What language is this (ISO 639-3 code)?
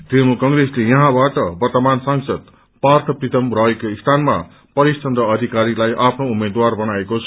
nep